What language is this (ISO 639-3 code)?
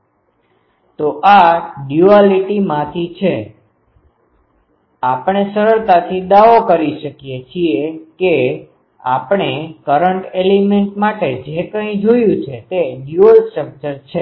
guj